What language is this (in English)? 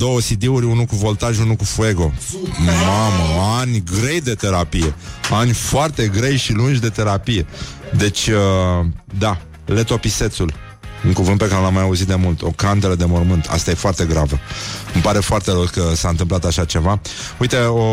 Romanian